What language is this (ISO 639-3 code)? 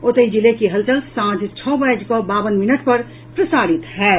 mai